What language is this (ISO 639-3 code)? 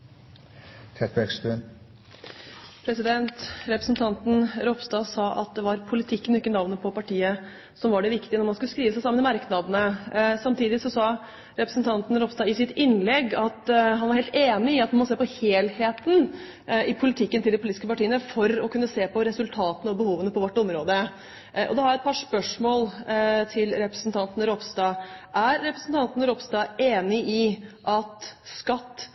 nor